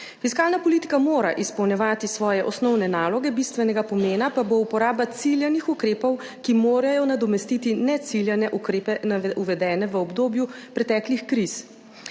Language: Slovenian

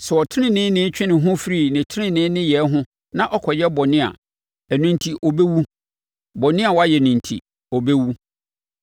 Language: Akan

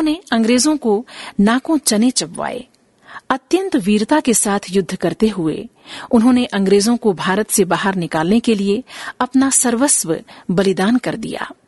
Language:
Hindi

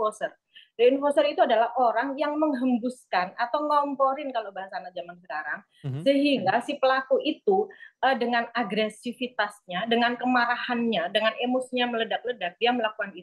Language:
Indonesian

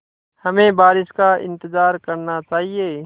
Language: Hindi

